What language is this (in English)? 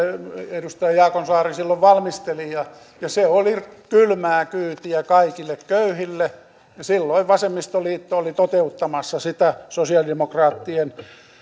Finnish